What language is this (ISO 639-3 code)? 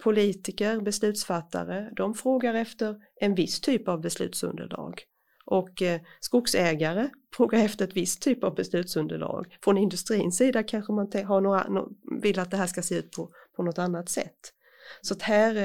swe